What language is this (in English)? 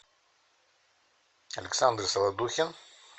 Russian